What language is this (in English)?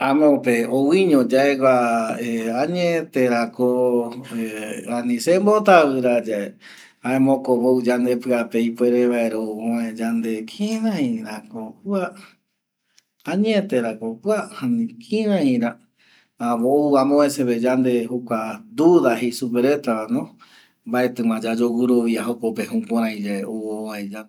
Eastern Bolivian Guaraní